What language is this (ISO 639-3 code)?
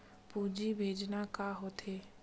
hne